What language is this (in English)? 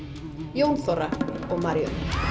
Icelandic